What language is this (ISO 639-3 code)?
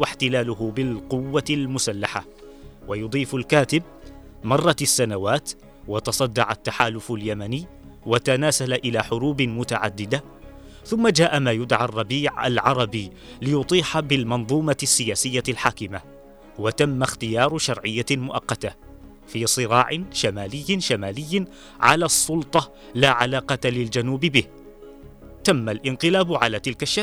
ara